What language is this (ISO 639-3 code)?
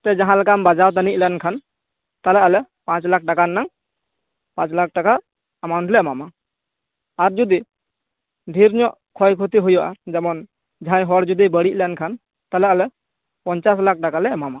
sat